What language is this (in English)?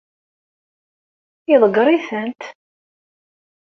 Kabyle